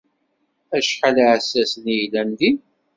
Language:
Kabyle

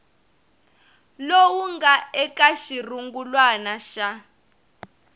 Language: Tsonga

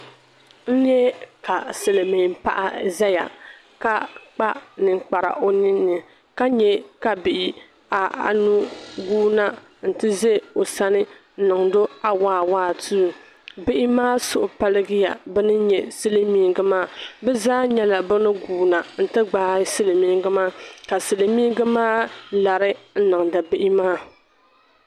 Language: Dagbani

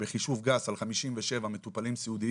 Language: Hebrew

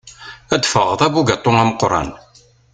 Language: Kabyle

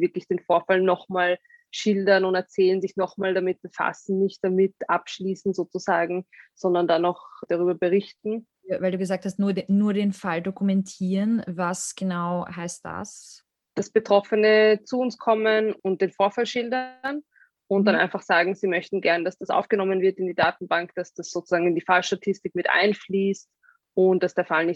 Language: German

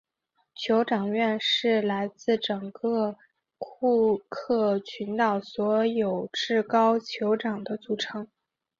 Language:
Chinese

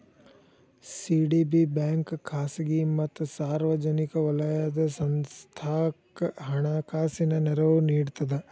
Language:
Kannada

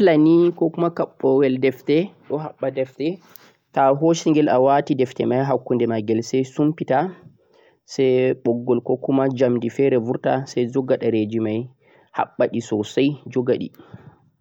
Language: Central-Eastern Niger Fulfulde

